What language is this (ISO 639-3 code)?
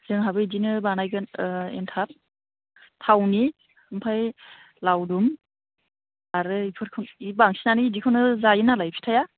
brx